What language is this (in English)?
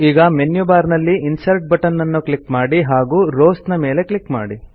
Kannada